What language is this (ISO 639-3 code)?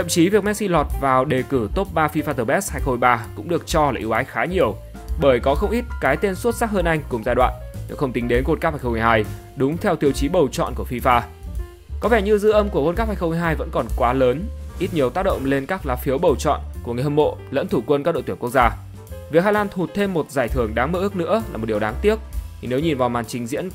vie